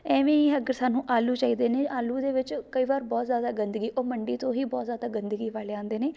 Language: Punjabi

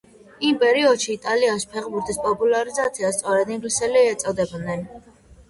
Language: Georgian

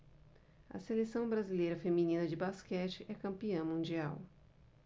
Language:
Portuguese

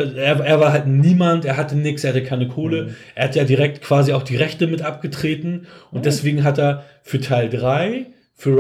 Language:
German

